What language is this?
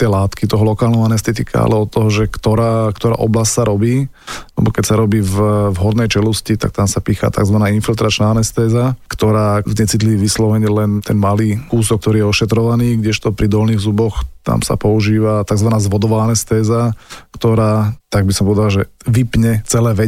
Slovak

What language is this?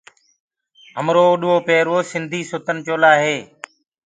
Gurgula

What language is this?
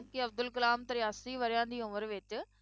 Punjabi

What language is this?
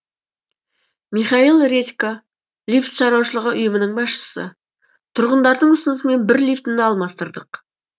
Kazakh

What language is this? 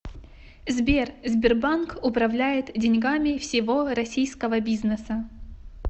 Russian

